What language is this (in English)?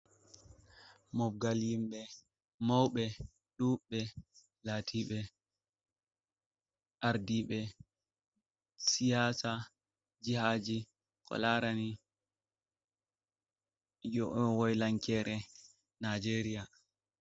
Fula